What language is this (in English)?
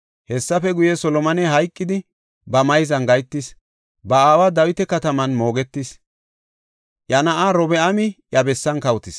Gofa